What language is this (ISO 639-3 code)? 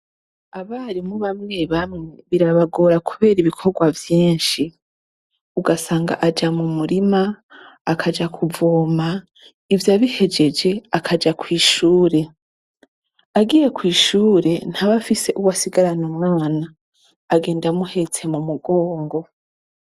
run